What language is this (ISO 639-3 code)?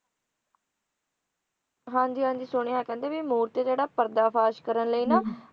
pan